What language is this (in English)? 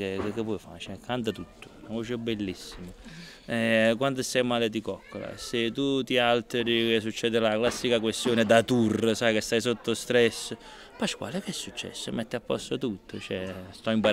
Italian